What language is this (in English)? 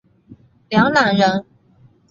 Chinese